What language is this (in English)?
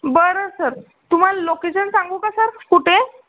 Marathi